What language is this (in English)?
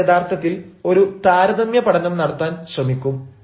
Malayalam